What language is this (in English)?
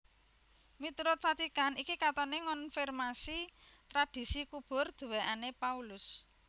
Javanese